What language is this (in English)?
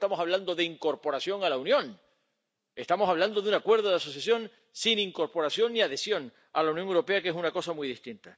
Spanish